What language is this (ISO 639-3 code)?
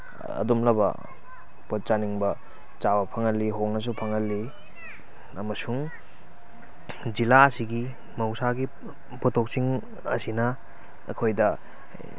mni